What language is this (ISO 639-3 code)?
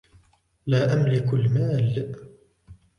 ara